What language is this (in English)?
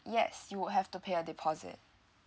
English